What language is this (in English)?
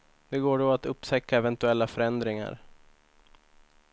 Swedish